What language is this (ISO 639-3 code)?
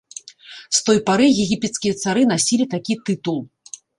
bel